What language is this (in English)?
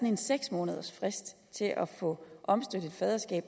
Danish